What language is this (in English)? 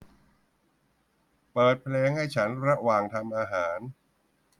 Thai